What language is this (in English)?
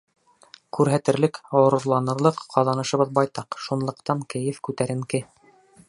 Bashkir